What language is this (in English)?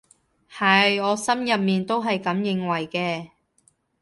Cantonese